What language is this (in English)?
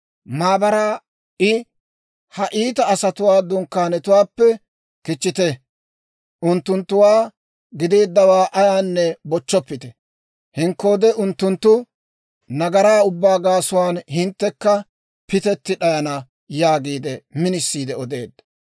Dawro